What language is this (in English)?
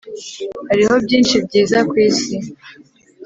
Kinyarwanda